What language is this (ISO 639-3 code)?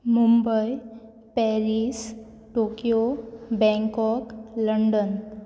kok